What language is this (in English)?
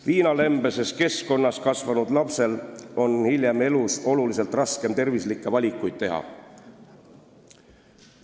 Estonian